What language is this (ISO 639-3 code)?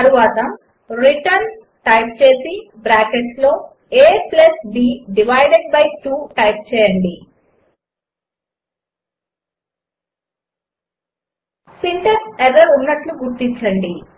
tel